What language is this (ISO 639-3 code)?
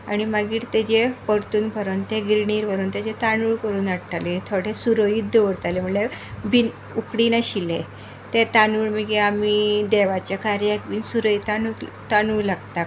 kok